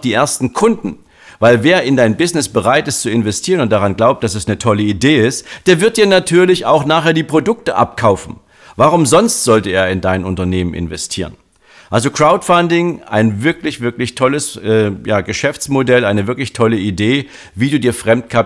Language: German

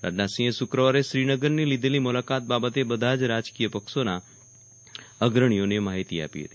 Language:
Gujarati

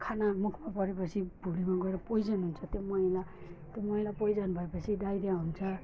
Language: Nepali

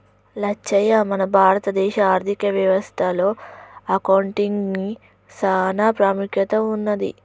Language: Telugu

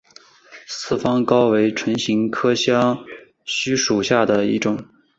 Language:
Chinese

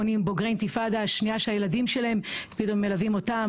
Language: Hebrew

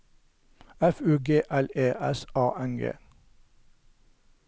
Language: Norwegian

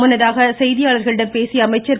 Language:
Tamil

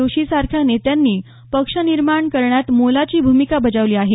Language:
Marathi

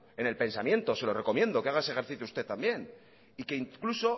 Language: Spanish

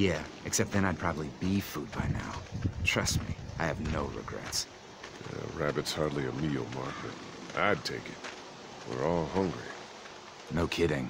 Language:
English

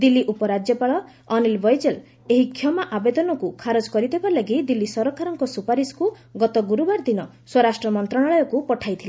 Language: Odia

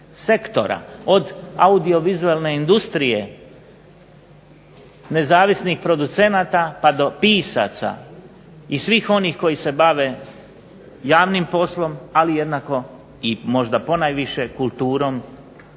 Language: Croatian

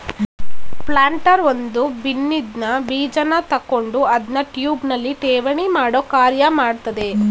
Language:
Kannada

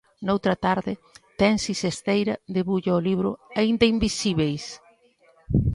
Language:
Galician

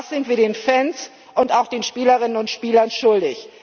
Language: German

